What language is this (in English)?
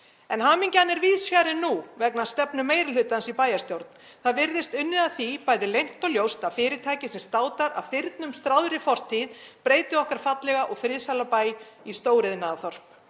Icelandic